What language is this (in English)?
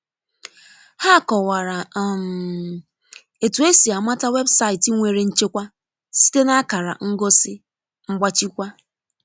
Igbo